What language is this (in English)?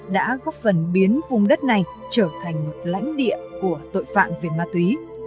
Vietnamese